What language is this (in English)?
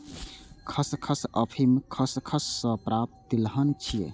Maithili